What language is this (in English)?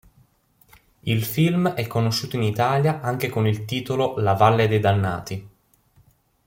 Italian